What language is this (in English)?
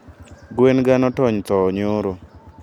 Luo (Kenya and Tanzania)